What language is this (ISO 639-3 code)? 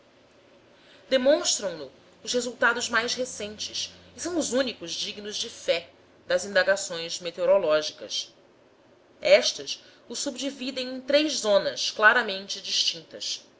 por